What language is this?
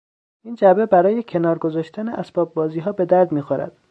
Persian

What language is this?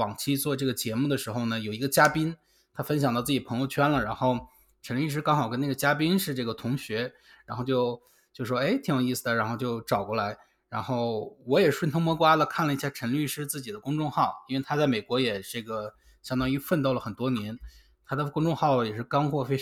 Chinese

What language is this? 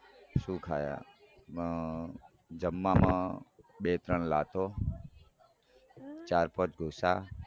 Gujarati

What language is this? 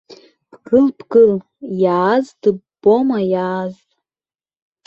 Abkhazian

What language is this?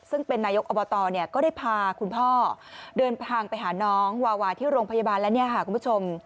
Thai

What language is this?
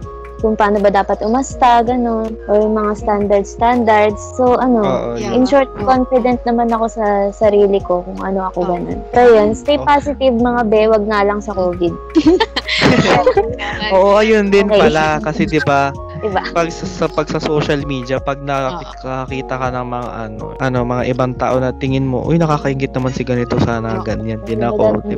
Filipino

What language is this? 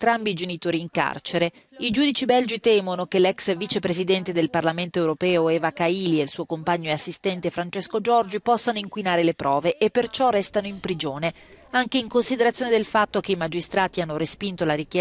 Italian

